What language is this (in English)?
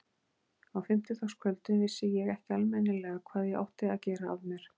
Icelandic